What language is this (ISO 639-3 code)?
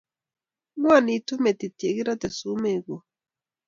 kln